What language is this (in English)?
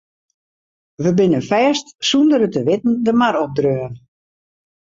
Western Frisian